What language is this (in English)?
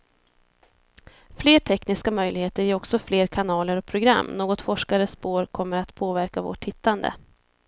Swedish